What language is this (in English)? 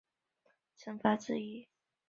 Chinese